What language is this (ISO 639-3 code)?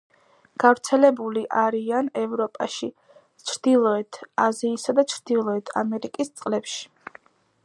kat